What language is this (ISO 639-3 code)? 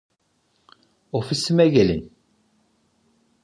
tur